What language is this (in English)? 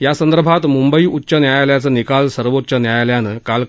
Marathi